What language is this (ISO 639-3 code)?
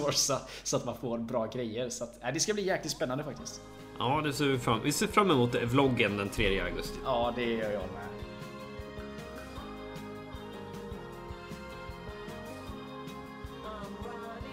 swe